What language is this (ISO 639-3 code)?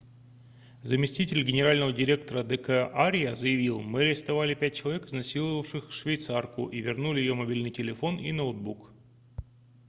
rus